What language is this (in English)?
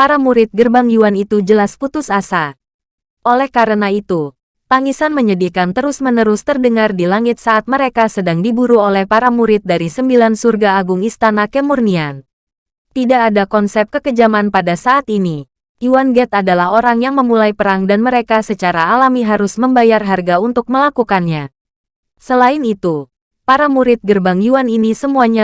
Indonesian